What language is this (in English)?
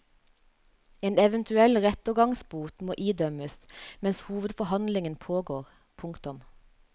Norwegian